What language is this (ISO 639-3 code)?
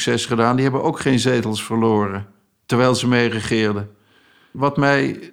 nld